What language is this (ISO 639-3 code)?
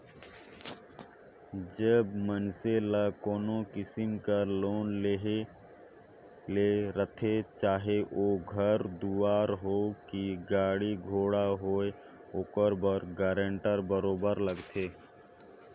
hne